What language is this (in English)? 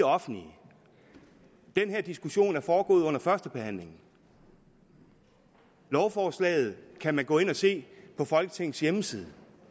Danish